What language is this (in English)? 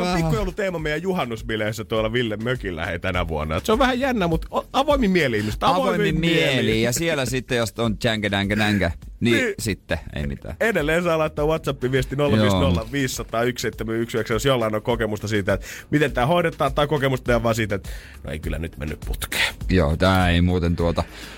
Finnish